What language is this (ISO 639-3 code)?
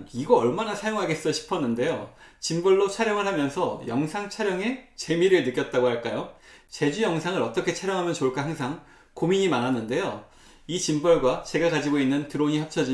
kor